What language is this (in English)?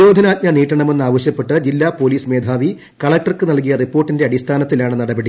Malayalam